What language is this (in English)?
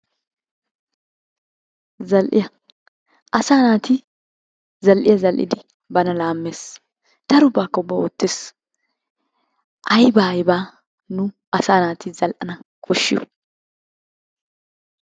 Wolaytta